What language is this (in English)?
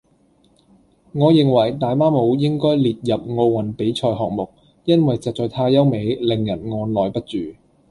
Cantonese